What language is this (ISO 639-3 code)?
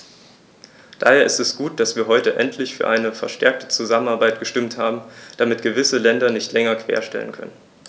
deu